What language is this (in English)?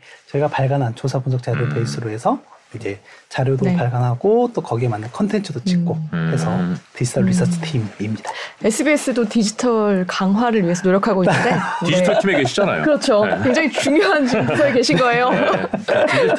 Korean